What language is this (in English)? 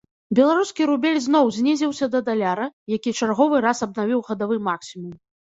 Belarusian